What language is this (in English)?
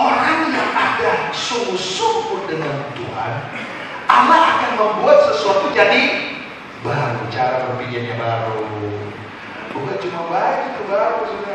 Indonesian